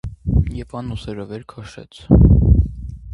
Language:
Armenian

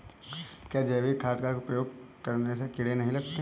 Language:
Hindi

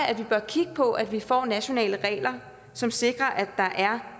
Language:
Danish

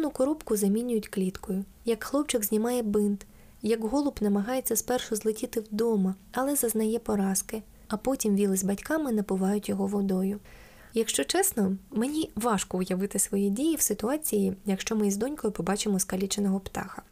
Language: Ukrainian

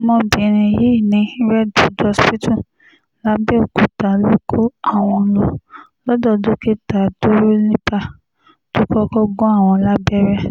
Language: Yoruba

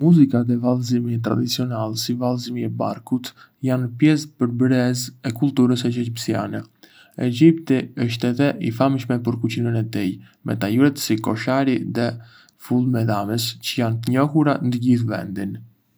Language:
Arbëreshë Albanian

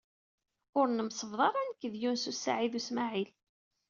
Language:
Kabyle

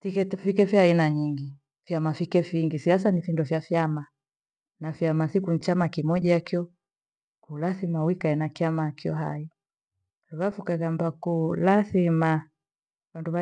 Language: Gweno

